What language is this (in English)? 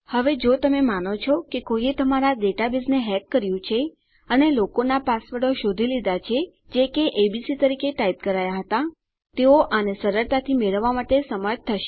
Gujarati